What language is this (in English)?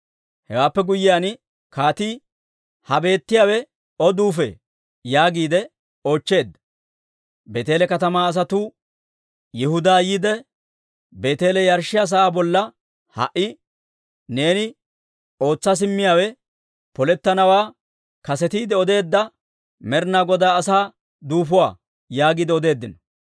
Dawro